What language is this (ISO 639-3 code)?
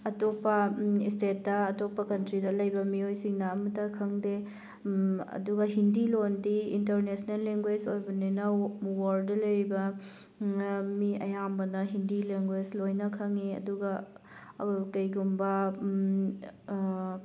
mni